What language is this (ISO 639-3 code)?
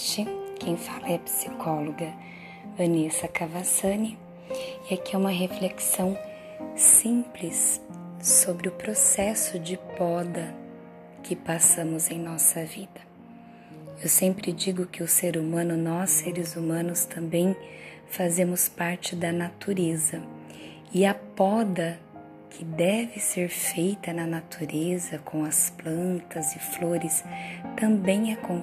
por